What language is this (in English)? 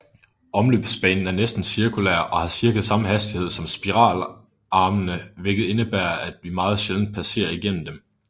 Danish